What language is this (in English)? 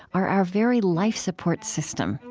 English